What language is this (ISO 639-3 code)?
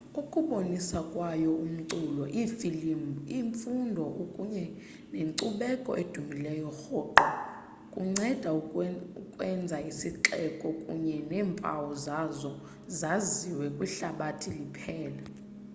xho